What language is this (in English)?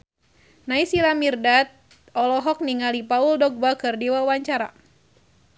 Sundanese